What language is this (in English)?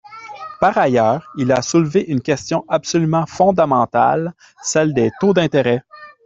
French